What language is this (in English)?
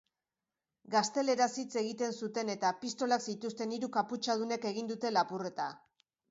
Basque